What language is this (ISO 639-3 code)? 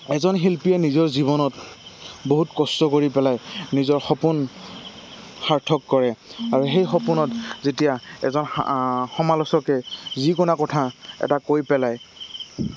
asm